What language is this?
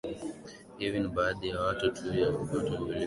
Swahili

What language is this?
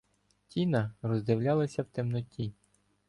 Ukrainian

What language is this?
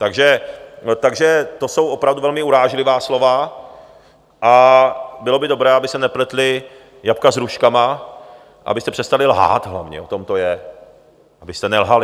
Czech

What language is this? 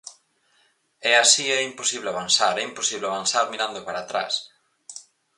Galician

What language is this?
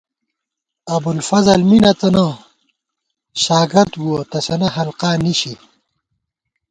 Gawar-Bati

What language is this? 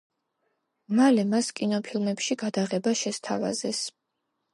Georgian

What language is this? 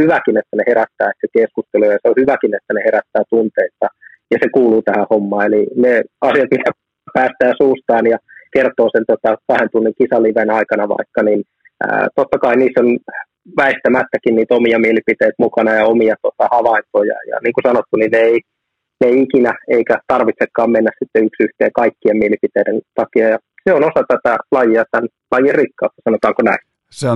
Finnish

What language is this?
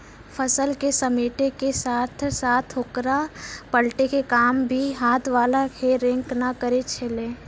Maithili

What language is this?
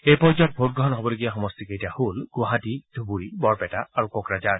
Assamese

